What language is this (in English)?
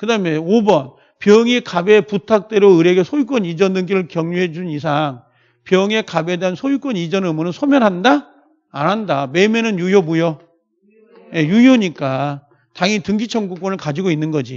Korean